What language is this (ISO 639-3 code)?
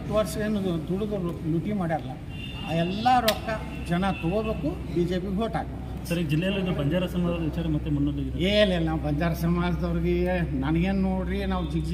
kan